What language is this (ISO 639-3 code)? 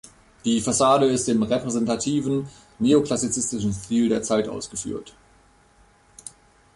deu